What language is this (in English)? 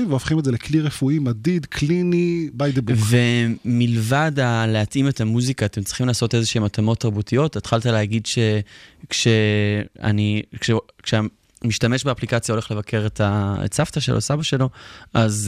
Hebrew